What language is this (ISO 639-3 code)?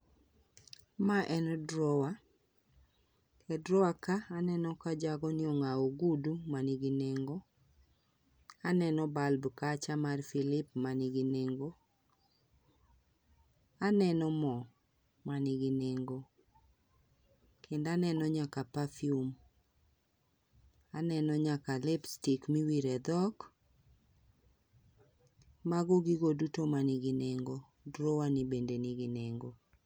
luo